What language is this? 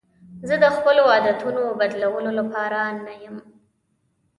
Pashto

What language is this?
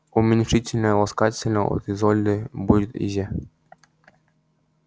Russian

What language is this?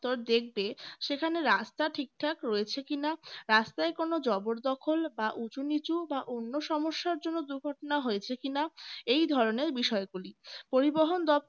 Bangla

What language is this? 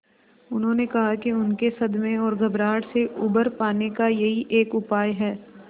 Hindi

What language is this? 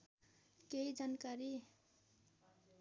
Nepali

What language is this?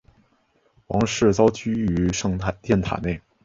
Chinese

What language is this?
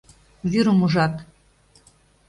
Mari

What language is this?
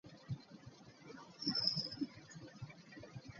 Ganda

